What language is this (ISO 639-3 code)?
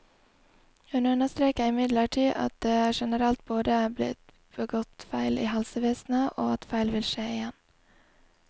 nor